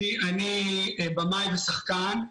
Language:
Hebrew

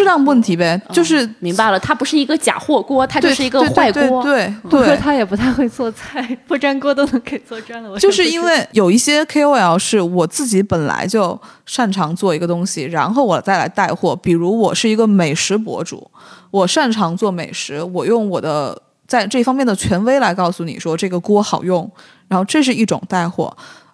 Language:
Chinese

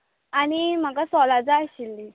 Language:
Konkani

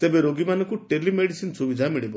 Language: Odia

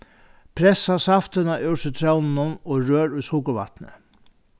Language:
Faroese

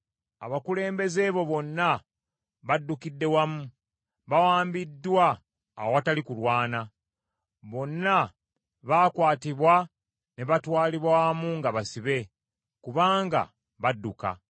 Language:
Ganda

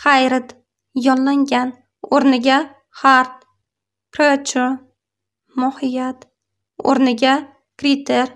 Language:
Turkish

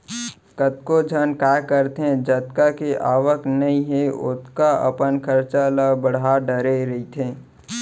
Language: Chhattisgarhi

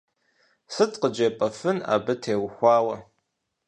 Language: Kabardian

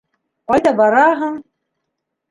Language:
Bashkir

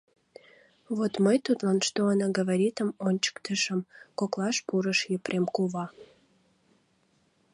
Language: Mari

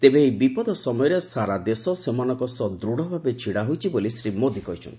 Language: Odia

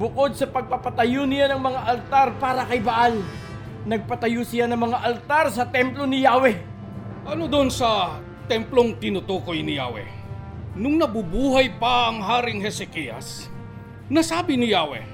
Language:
Filipino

